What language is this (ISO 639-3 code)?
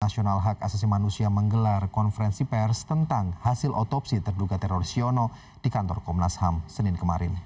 ind